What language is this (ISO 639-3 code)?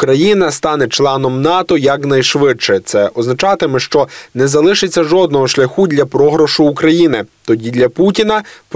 ukr